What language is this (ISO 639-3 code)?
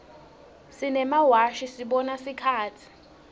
ssw